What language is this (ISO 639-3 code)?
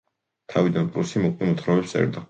kat